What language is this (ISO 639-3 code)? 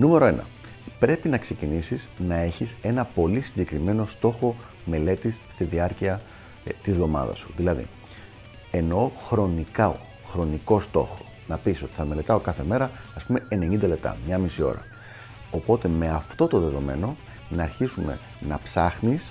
ell